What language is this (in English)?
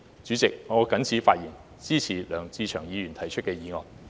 Cantonese